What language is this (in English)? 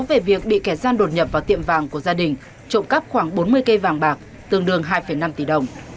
Vietnamese